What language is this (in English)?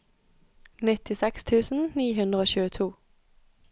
Norwegian